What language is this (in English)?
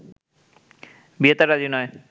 Bangla